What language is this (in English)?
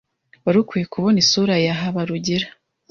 Kinyarwanda